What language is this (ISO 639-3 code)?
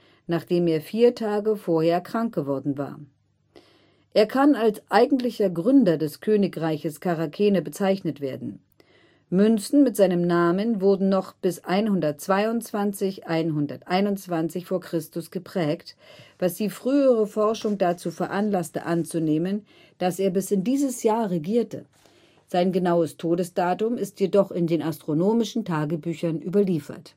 deu